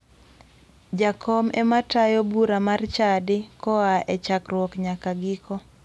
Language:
Luo (Kenya and Tanzania)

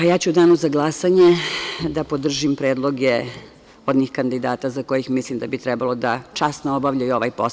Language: Serbian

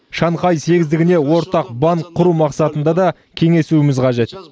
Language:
Kazakh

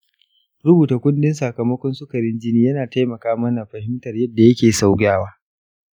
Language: Hausa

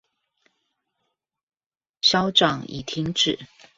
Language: Chinese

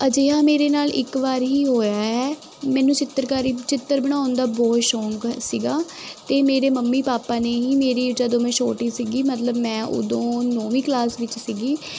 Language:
Punjabi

